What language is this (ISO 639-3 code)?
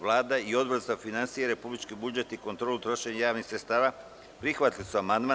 srp